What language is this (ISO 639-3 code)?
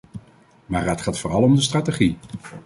nld